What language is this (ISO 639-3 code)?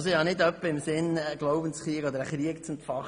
gsw